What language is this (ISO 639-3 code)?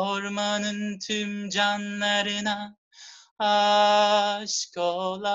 tur